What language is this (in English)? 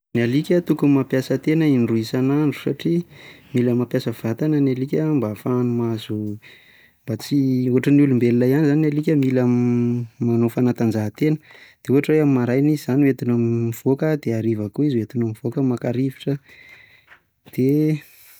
Malagasy